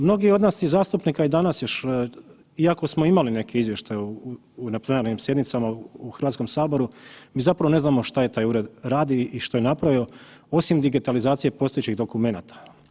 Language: Croatian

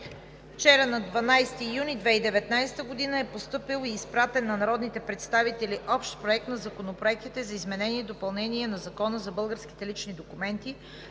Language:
Bulgarian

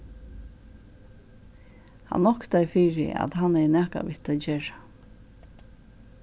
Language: Faroese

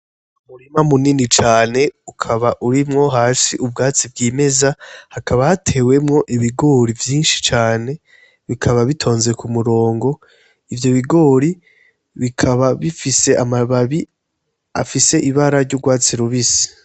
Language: Rundi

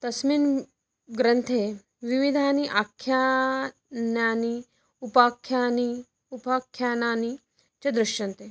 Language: Sanskrit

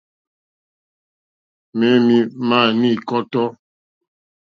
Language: Mokpwe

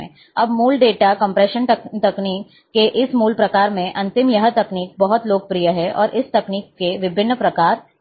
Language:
Hindi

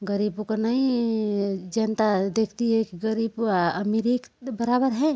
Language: Hindi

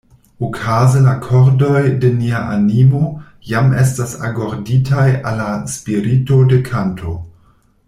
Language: Esperanto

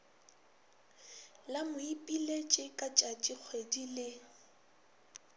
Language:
Northern Sotho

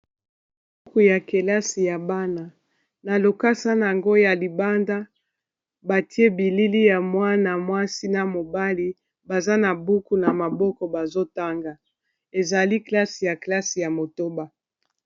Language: Lingala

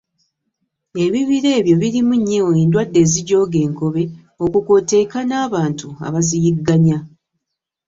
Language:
Ganda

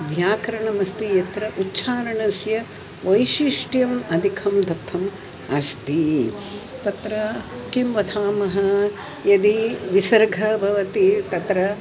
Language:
Sanskrit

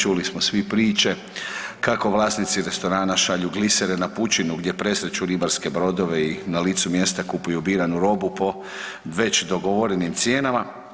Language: Croatian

